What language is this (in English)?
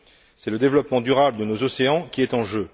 French